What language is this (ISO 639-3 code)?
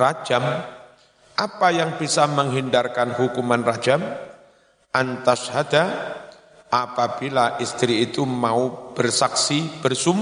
ind